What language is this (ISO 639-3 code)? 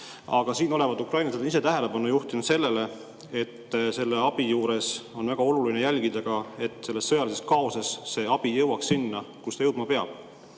est